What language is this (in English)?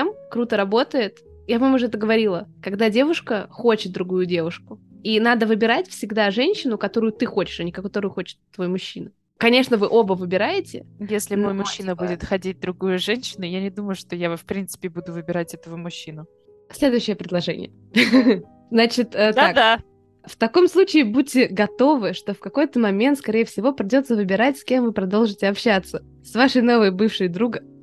Russian